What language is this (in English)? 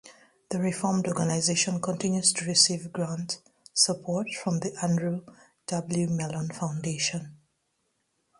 English